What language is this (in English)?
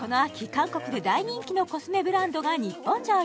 Japanese